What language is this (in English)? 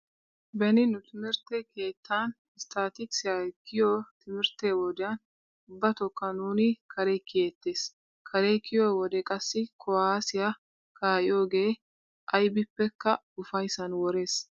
Wolaytta